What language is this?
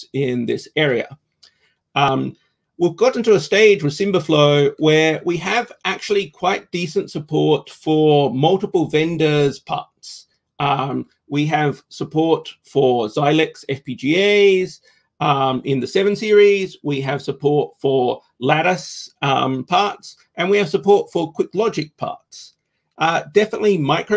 English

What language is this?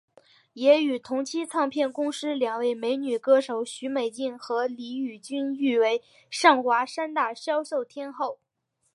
Chinese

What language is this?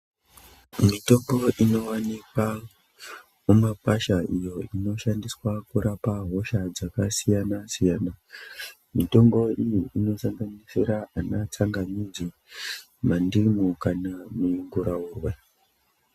Ndau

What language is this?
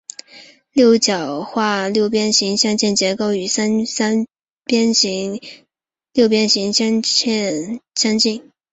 Chinese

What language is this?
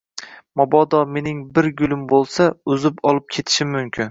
Uzbek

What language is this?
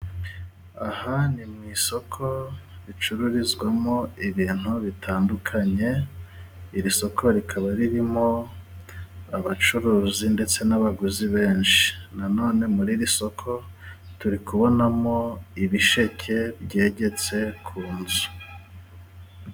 Kinyarwanda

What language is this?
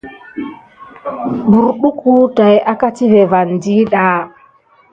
Gidar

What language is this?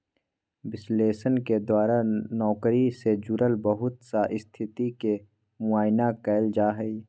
Magahi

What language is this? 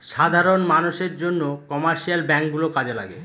Bangla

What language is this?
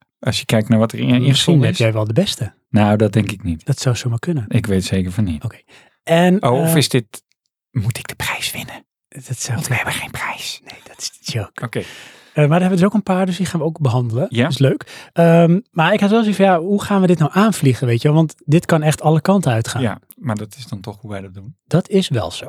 Dutch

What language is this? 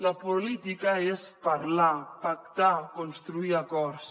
Catalan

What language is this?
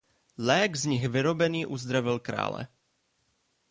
Czech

